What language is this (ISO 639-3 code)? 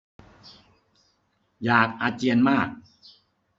tha